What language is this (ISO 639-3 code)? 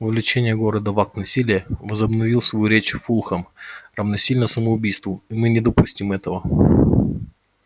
rus